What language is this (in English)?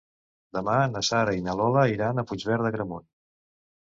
Catalan